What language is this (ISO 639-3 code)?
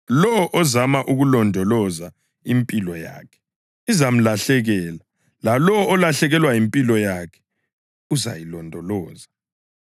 nde